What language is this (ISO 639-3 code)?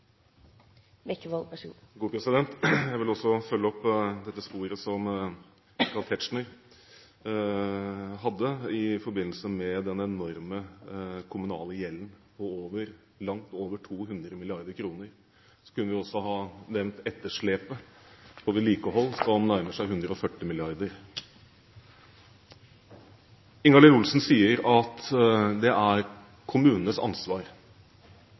nob